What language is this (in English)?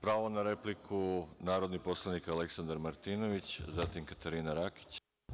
Serbian